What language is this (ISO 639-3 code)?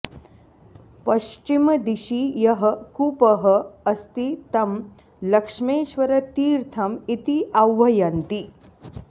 san